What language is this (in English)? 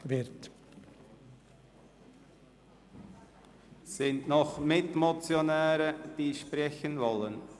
Swiss German